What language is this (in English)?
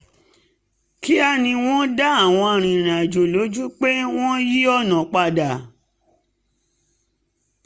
Yoruba